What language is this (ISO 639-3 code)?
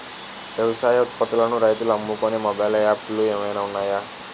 tel